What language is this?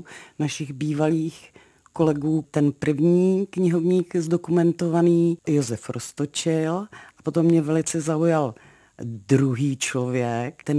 Czech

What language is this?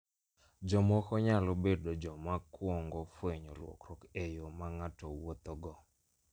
Luo (Kenya and Tanzania)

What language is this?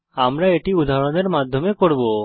Bangla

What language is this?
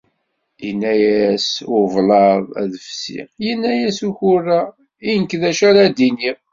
Kabyle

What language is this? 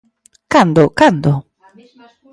Galician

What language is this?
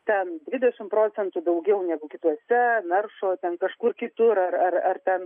Lithuanian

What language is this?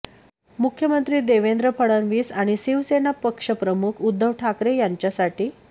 Marathi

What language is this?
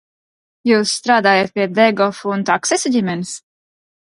Latvian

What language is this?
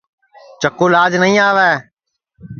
Sansi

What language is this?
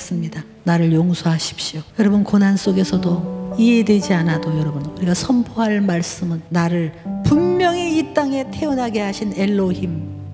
Korean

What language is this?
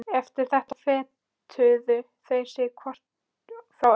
Icelandic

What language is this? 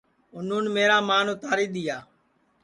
Sansi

